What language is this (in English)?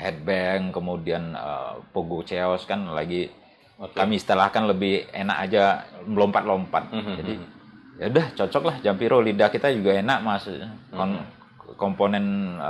Indonesian